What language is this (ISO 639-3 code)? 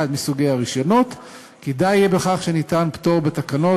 heb